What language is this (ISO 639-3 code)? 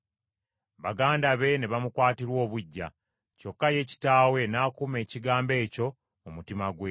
lug